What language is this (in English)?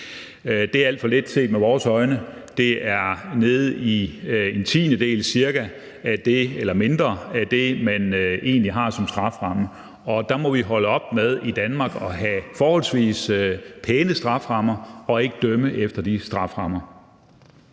Danish